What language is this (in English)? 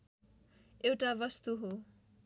Nepali